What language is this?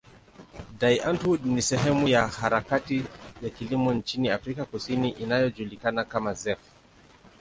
Swahili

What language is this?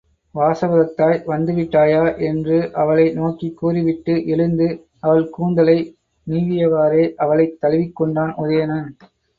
Tamil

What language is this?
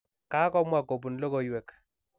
Kalenjin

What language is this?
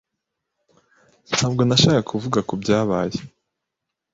Kinyarwanda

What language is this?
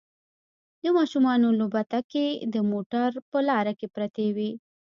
Pashto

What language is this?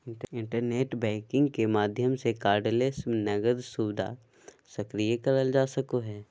Magahi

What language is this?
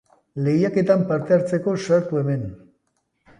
Basque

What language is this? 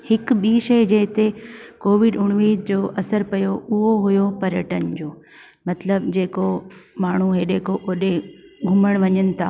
Sindhi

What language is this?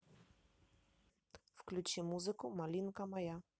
Russian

